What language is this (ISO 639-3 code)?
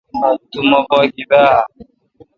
xka